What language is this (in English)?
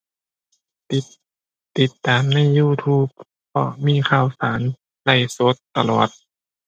Thai